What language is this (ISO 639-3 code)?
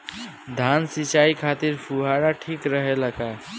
bho